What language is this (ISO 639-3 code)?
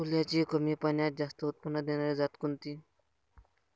mar